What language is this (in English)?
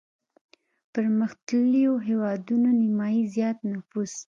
Pashto